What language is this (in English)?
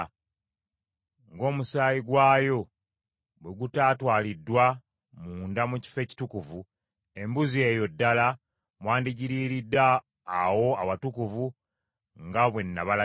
Ganda